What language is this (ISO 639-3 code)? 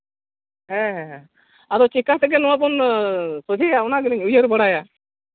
sat